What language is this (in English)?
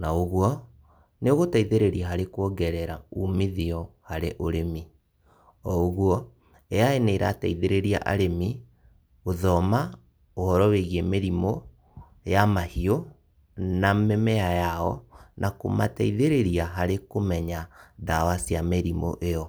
Kikuyu